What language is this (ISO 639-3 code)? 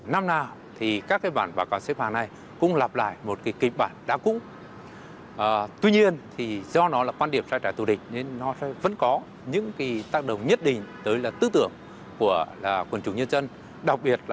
vie